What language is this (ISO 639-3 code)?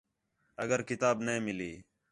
xhe